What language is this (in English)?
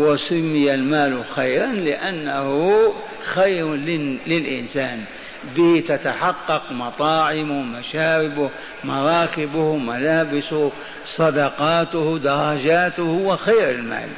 Arabic